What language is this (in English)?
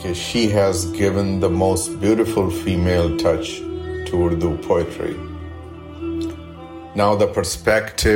Urdu